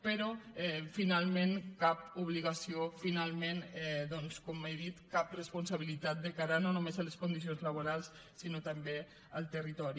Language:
Catalan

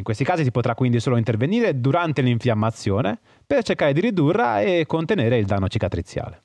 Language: Italian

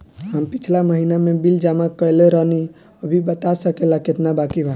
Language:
Bhojpuri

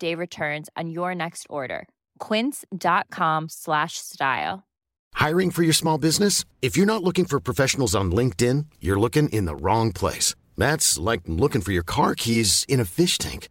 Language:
Swedish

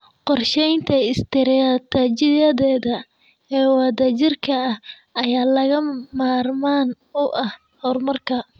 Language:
Somali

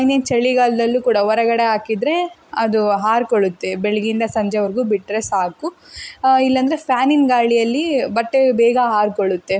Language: Kannada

